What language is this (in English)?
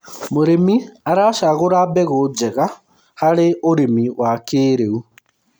Kikuyu